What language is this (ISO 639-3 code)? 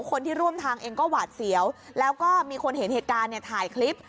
tha